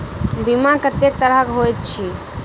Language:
Maithili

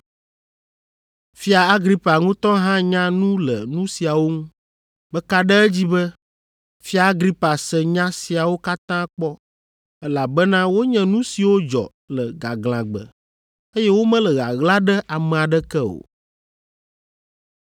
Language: Ewe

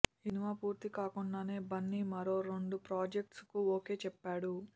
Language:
Telugu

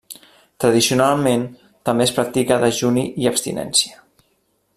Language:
Catalan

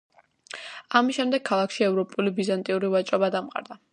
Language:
Georgian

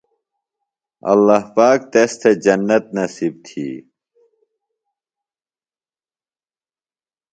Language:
Phalura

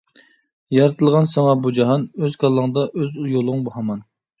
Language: Uyghur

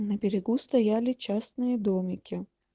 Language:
Russian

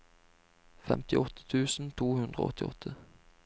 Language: Norwegian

